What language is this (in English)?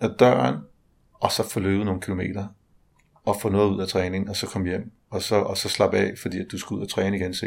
Danish